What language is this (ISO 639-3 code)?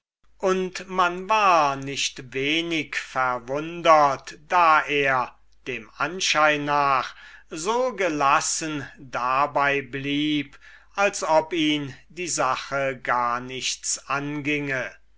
deu